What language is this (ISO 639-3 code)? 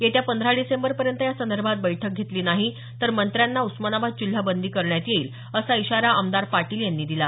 mar